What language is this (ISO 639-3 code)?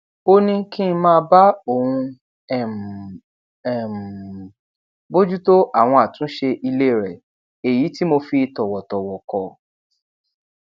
yor